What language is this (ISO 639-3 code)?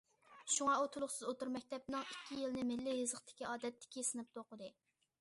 uig